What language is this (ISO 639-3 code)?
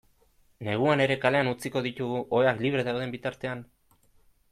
eus